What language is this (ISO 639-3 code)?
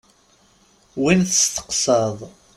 kab